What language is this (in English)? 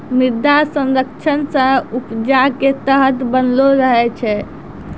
Maithili